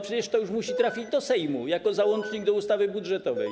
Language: Polish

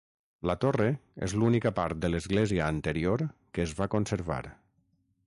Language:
Catalan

